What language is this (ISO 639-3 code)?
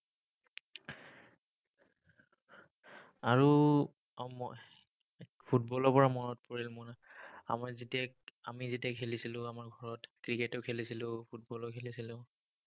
asm